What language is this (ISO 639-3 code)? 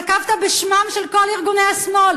heb